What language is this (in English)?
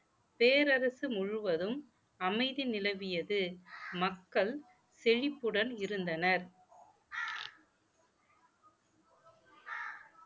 Tamil